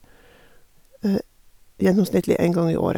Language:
Norwegian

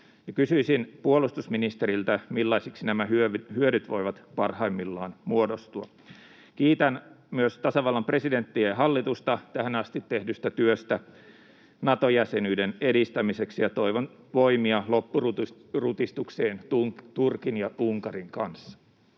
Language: Finnish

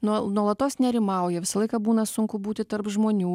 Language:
Lithuanian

